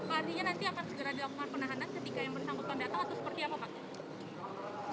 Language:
Indonesian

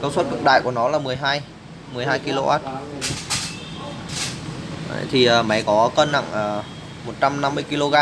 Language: Vietnamese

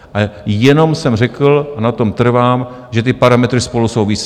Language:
Czech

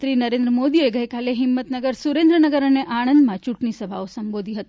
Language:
Gujarati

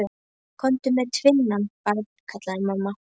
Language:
Icelandic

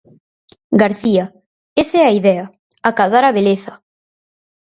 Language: Galician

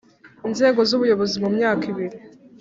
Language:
Kinyarwanda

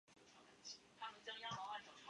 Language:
Chinese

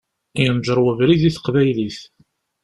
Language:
Kabyle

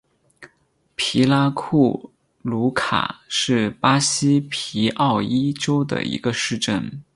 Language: Chinese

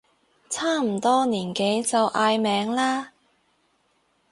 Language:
Cantonese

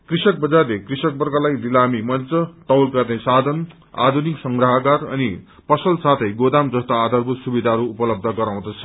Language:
Nepali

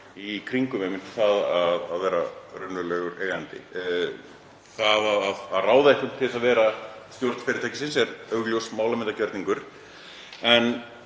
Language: Icelandic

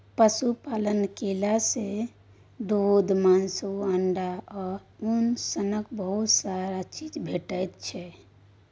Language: Maithili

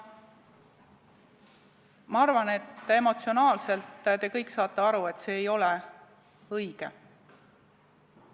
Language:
Estonian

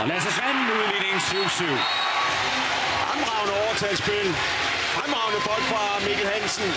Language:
Danish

